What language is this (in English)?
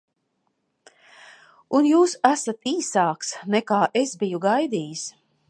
Latvian